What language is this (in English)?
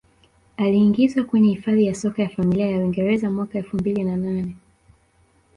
Swahili